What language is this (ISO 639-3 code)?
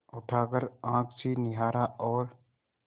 hin